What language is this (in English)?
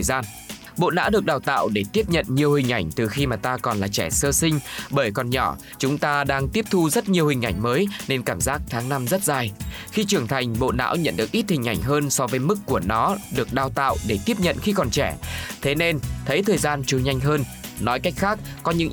Vietnamese